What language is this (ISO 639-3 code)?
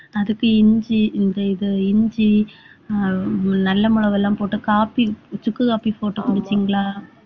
tam